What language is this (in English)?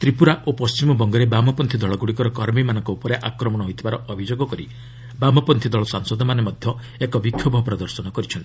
Odia